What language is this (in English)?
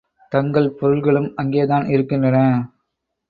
Tamil